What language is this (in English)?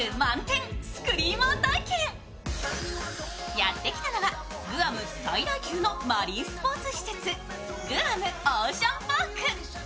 Japanese